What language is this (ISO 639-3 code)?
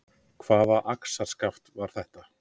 isl